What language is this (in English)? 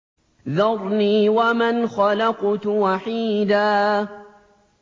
Arabic